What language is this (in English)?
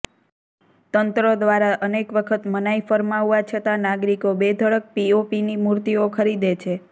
Gujarati